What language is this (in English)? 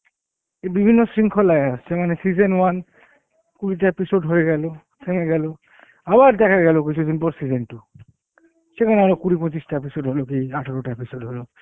Bangla